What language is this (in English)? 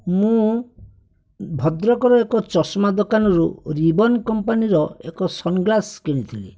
Odia